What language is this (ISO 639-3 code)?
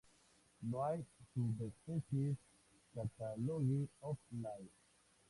spa